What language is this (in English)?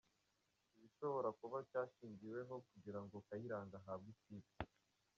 Kinyarwanda